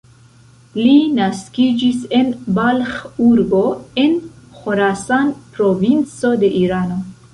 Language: Esperanto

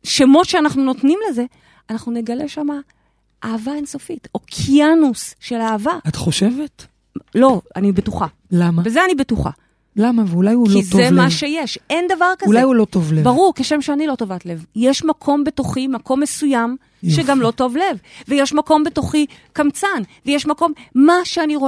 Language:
Hebrew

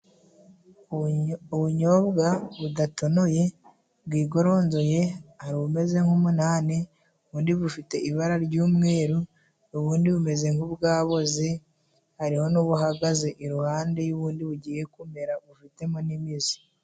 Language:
Kinyarwanda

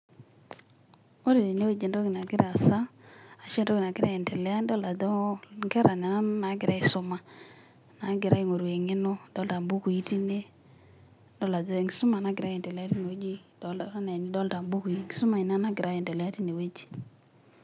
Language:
Masai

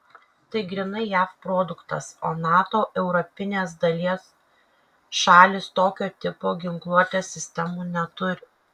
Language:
Lithuanian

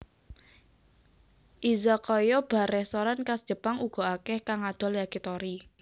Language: Javanese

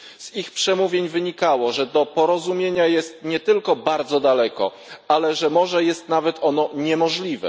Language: Polish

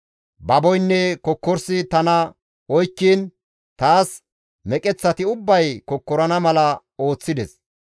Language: Gamo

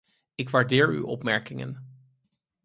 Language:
Dutch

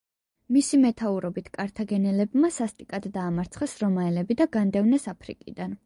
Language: Georgian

